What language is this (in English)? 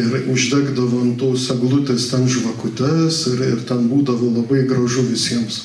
Lithuanian